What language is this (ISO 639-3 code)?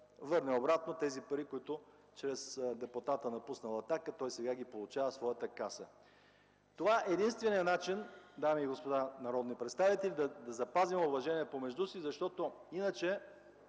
bul